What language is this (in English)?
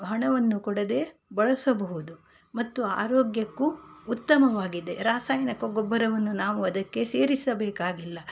Kannada